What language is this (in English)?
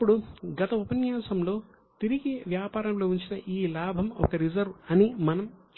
Telugu